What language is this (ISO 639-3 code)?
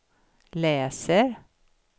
swe